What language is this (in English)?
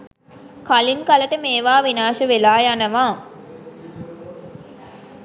Sinhala